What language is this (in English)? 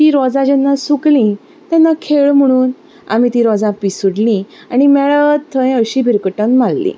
Konkani